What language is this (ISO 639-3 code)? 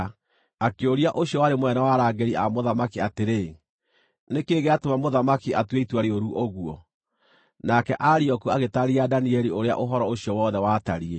kik